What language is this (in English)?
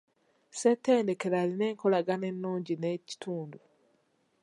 Ganda